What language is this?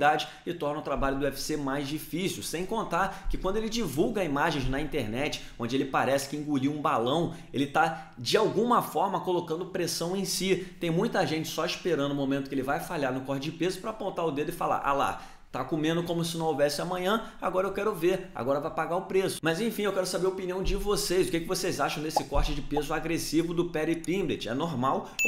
Portuguese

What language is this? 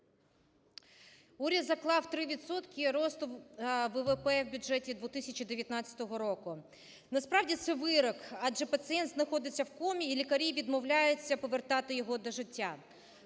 Ukrainian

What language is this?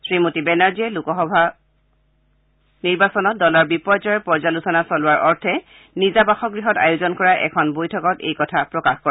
Assamese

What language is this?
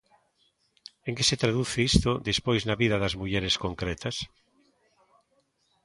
Galician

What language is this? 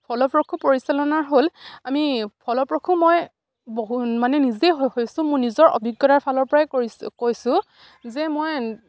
Assamese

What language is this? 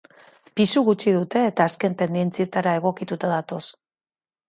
Basque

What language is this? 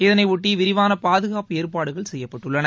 Tamil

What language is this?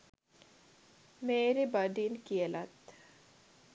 Sinhala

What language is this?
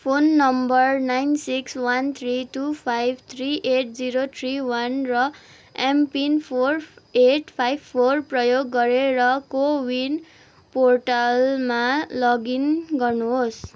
Nepali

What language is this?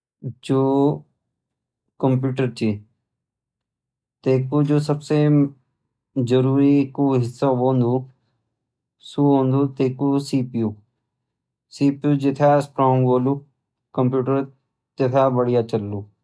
Garhwali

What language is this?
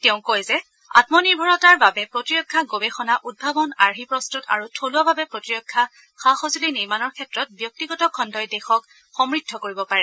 Assamese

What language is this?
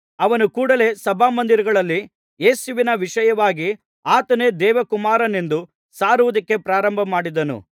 Kannada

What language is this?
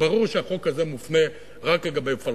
Hebrew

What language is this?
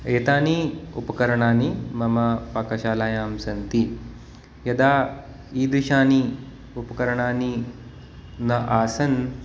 Sanskrit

